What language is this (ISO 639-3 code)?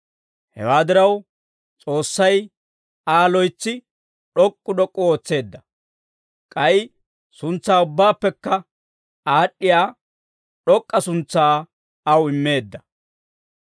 dwr